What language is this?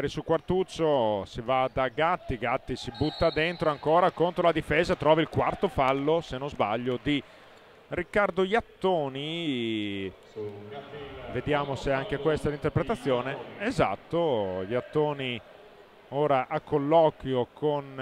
Italian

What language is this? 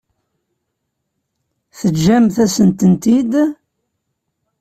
Kabyle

